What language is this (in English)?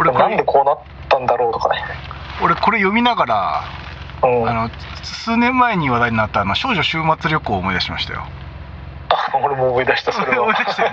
Japanese